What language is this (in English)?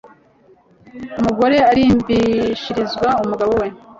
Kinyarwanda